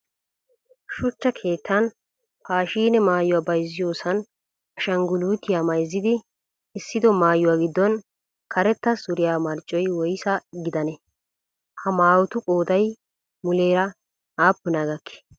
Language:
Wolaytta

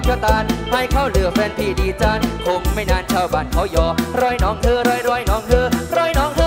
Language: Thai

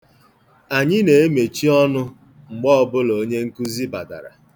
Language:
Igbo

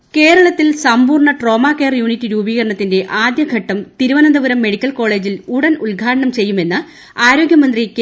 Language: Malayalam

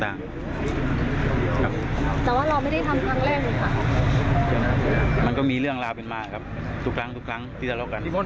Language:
Thai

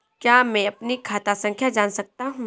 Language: Hindi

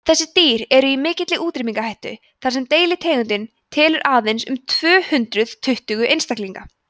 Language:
Icelandic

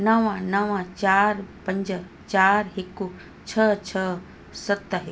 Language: Sindhi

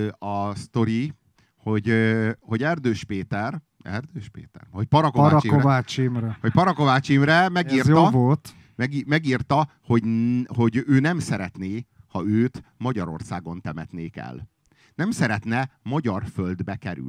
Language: Hungarian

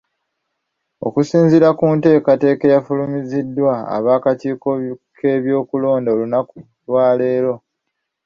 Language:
Ganda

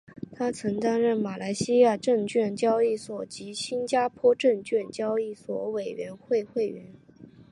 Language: Chinese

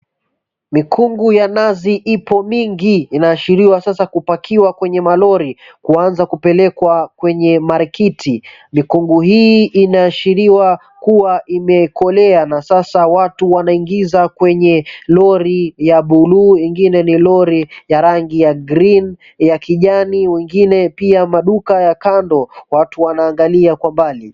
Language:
Swahili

